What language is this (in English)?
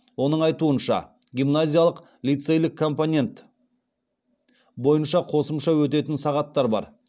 Kazakh